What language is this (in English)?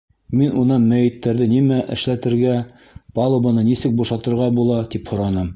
Bashkir